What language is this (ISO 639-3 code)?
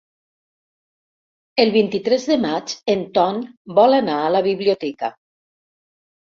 cat